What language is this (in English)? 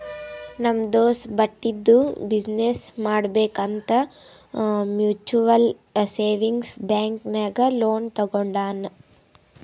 Kannada